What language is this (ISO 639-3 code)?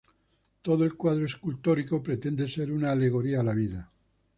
spa